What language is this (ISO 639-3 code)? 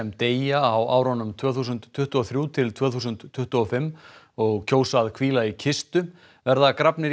isl